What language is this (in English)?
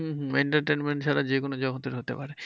Bangla